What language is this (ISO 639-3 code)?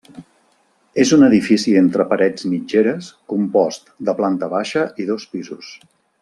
cat